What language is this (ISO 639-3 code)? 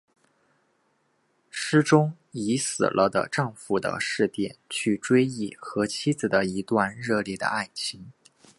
zho